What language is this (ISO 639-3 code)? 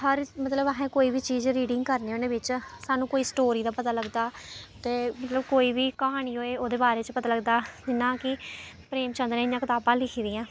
doi